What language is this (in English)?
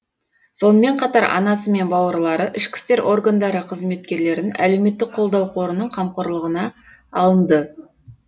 Kazakh